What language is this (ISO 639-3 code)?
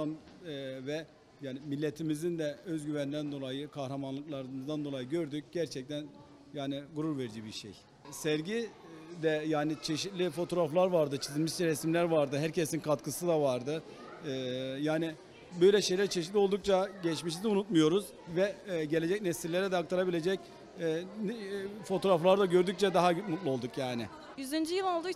tur